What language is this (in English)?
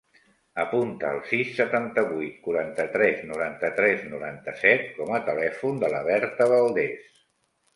Catalan